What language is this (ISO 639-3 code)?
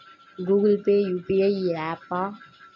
tel